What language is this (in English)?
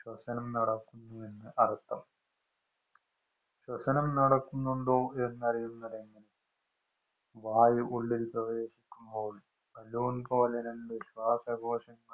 Malayalam